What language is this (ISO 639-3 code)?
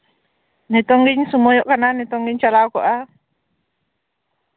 sat